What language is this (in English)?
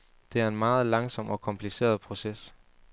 Danish